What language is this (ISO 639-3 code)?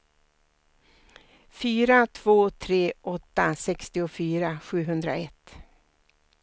swe